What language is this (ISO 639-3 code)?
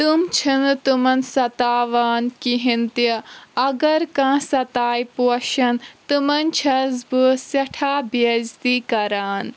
kas